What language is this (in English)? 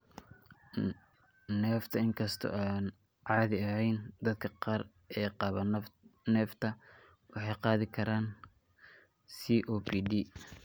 Somali